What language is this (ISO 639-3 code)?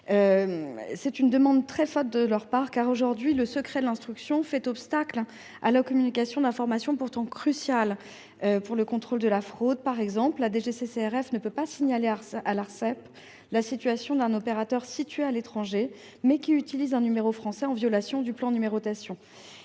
fra